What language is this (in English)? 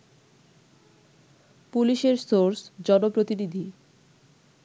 Bangla